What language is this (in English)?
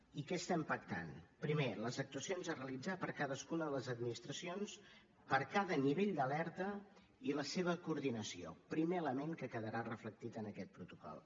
Catalan